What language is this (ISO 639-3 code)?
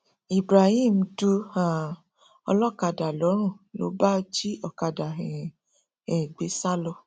yor